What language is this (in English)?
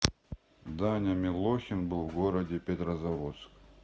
Russian